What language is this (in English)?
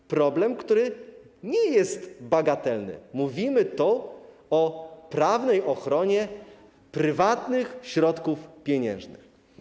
Polish